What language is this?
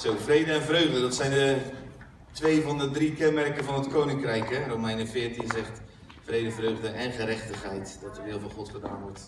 Dutch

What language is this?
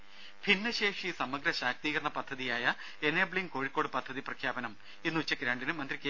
Malayalam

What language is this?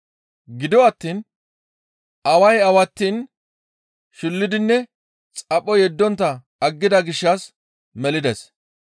Gamo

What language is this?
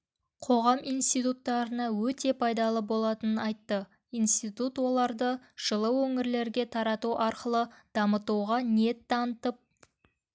Kazakh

